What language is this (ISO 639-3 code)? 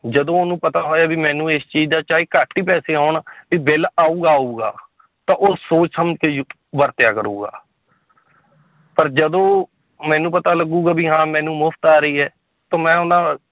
pan